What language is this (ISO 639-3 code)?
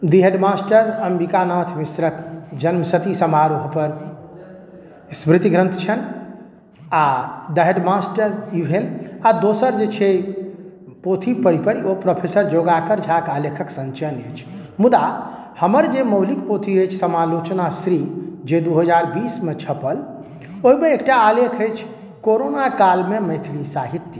mai